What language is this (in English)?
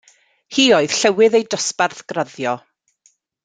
Welsh